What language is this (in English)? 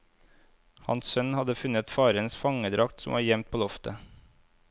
Norwegian